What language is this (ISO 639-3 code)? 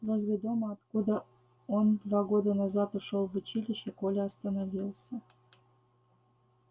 rus